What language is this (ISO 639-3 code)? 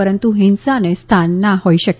guj